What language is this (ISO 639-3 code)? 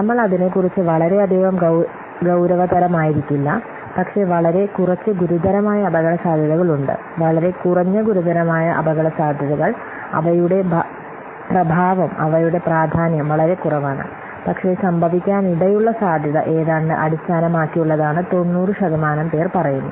mal